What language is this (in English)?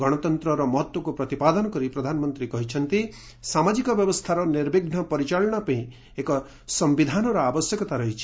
Odia